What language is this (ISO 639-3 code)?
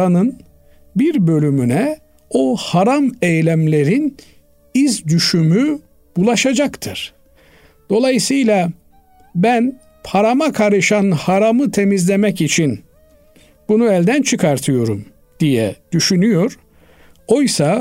tur